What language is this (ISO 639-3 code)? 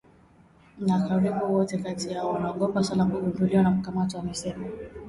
swa